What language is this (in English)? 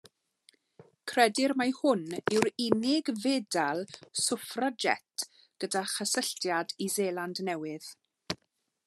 Welsh